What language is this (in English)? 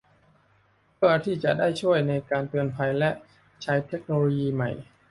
Thai